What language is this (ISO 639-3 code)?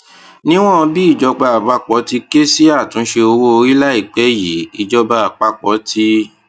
yor